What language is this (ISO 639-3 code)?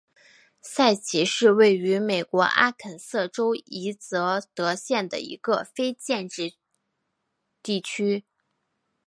zho